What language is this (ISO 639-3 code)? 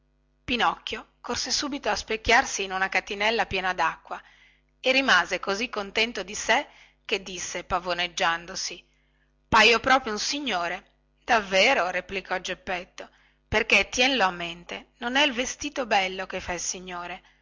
ita